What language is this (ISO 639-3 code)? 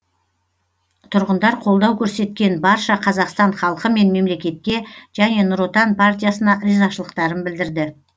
kaz